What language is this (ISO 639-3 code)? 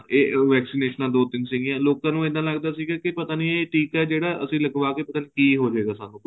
pan